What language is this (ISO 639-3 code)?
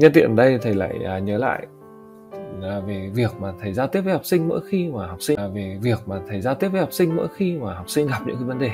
vie